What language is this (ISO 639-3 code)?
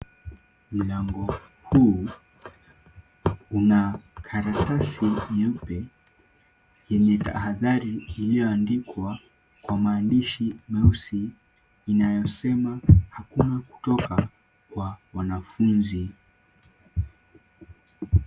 swa